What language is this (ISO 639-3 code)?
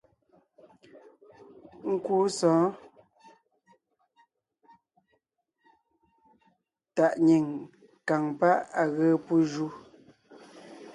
nnh